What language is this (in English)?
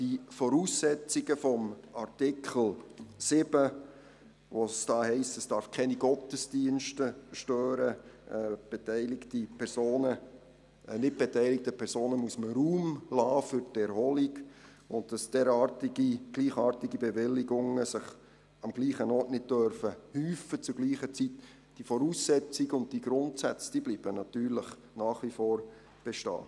Swiss German